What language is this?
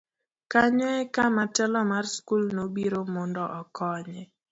Luo (Kenya and Tanzania)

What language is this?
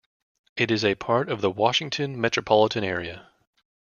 English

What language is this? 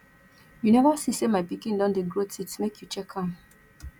Nigerian Pidgin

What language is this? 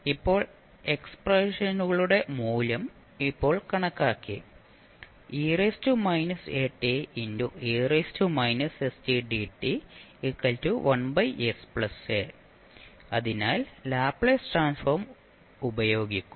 Malayalam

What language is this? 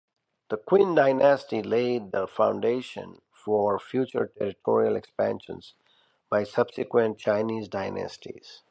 English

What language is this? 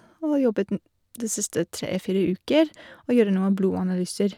Norwegian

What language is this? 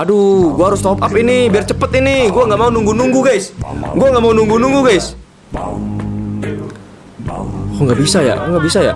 Indonesian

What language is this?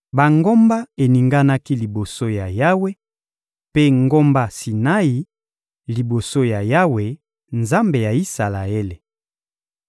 Lingala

